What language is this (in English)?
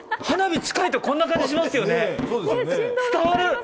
Japanese